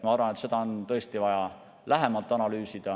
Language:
Estonian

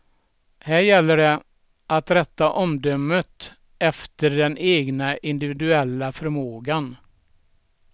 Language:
Swedish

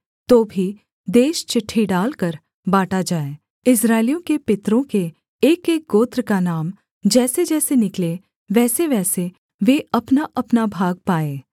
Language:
Hindi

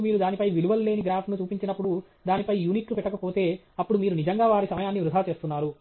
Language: Telugu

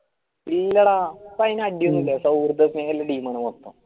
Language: Malayalam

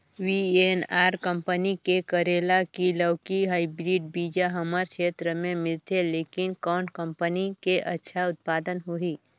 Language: Chhattisgarhi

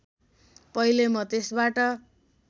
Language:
Nepali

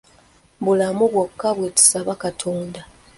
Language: Ganda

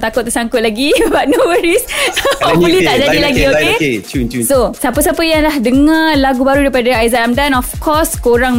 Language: Malay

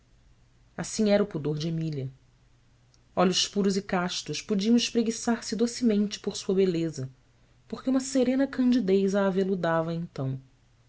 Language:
Portuguese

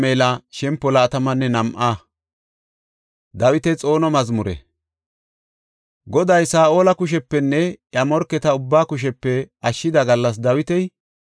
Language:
Gofa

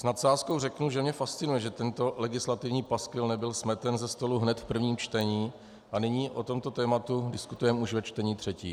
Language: Czech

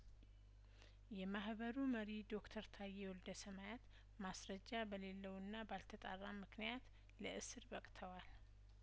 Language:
Amharic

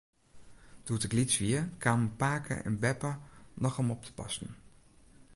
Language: Western Frisian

